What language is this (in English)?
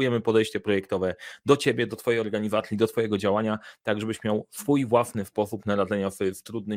Polish